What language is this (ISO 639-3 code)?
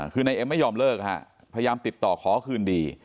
tha